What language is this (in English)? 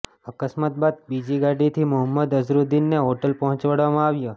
Gujarati